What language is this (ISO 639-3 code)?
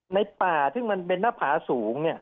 tha